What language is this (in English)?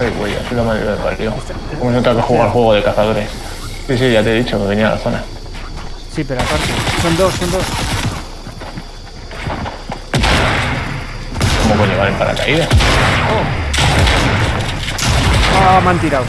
Spanish